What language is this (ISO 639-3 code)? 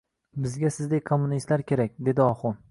uzb